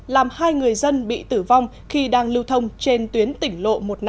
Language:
Vietnamese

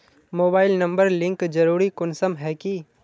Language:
Magahi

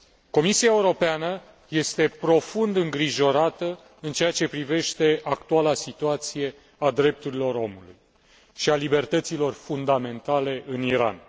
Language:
Romanian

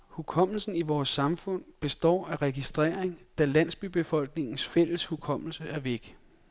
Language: Danish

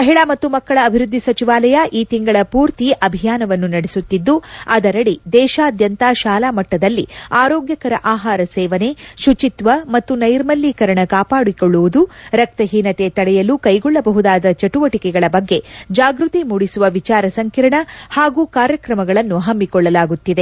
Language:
Kannada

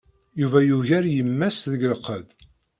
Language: Kabyle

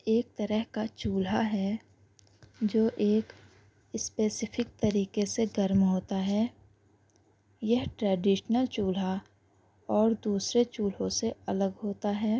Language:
Urdu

